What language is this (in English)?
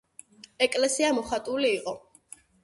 Georgian